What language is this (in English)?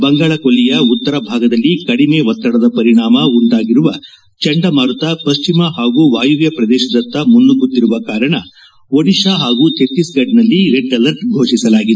Kannada